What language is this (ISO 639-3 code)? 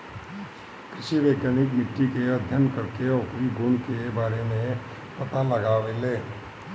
bho